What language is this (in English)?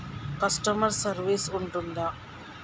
Telugu